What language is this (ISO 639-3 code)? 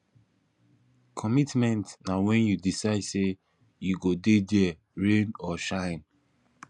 pcm